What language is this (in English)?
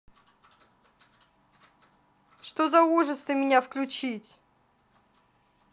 Russian